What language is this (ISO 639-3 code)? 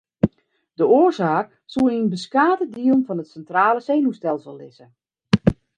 fry